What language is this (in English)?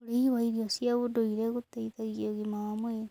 Kikuyu